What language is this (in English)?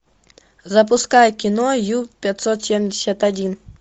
Russian